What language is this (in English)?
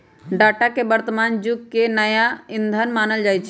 Magahi